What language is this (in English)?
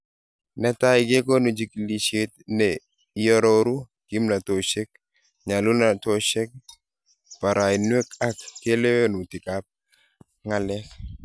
Kalenjin